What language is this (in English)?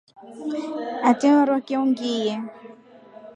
Rombo